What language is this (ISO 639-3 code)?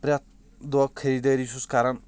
kas